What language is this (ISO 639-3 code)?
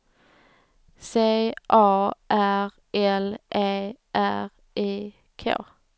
swe